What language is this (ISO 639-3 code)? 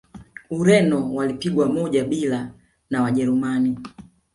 swa